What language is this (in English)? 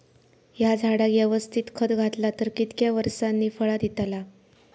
Marathi